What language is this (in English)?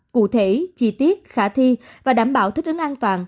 Vietnamese